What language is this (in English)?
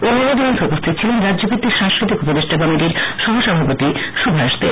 Bangla